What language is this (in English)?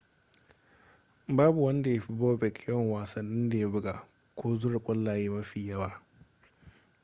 Hausa